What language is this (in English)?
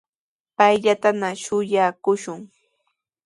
Sihuas Ancash Quechua